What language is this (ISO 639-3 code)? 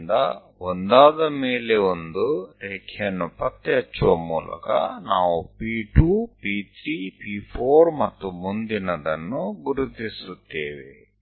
kan